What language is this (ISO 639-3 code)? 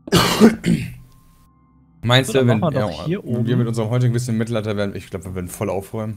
deu